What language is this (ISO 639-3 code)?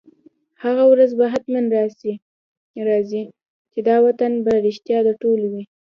pus